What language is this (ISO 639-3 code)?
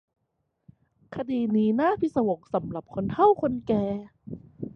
tha